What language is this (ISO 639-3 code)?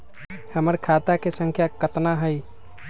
mag